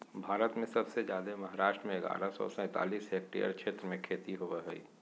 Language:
Magahi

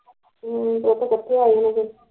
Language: Punjabi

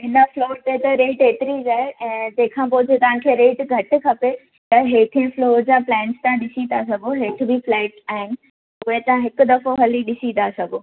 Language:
Sindhi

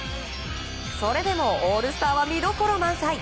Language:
Japanese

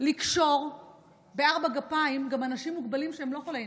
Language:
Hebrew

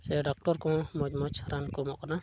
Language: Santali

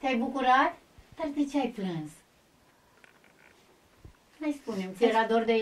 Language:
Romanian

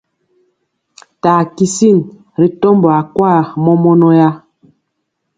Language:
Mpiemo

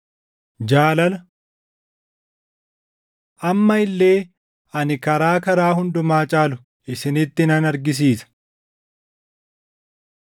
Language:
Oromo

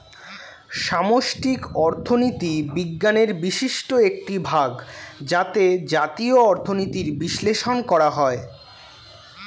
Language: Bangla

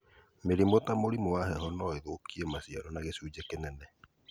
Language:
Kikuyu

